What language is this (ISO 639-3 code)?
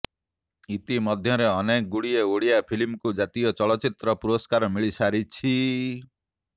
ori